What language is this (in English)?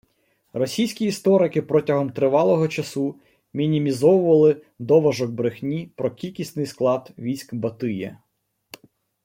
Ukrainian